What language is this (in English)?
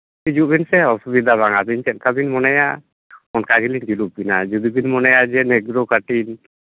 Santali